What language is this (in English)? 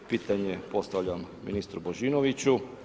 Croatian